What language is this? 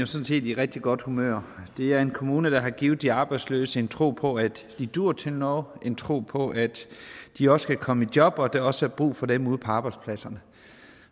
Danish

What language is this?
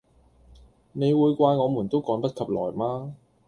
Cantonese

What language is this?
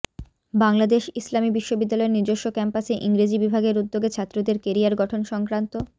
Bangla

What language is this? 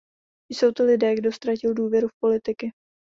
Czech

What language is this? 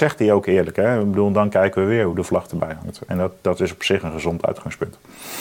Dutch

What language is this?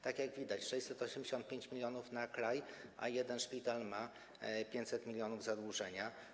Polish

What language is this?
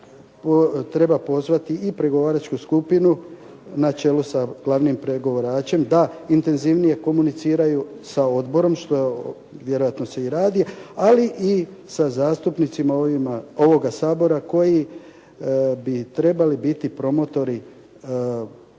Croatian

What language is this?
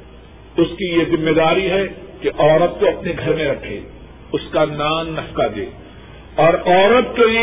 Urdu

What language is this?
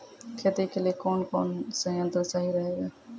Maithili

